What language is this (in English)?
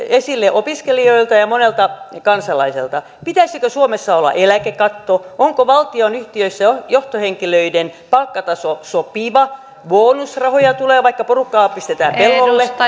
Finnish